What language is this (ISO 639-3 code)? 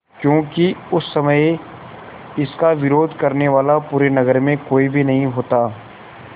hin